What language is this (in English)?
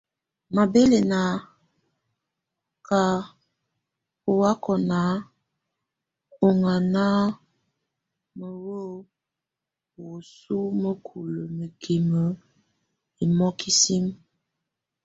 Tunen